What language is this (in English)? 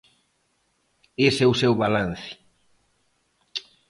Galician